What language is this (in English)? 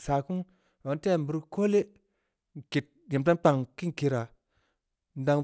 Samba Leko